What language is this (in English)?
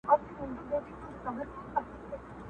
Pashto